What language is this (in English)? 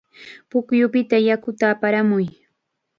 Chiquián Ancash Quechua